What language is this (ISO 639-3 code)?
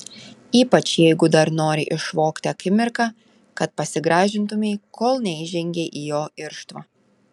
lit